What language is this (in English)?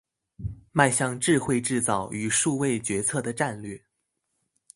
Chinese